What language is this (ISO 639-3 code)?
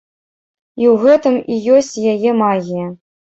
bel